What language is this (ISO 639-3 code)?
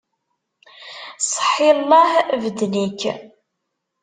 kab